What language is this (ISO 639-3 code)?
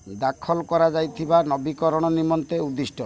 ori